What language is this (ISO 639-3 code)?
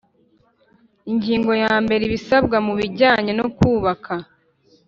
kin